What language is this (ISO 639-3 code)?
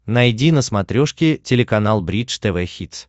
rus